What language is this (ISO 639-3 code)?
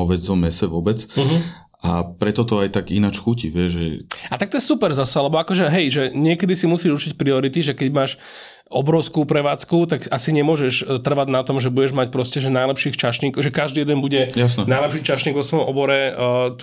slk